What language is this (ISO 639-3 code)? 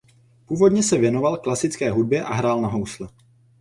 ces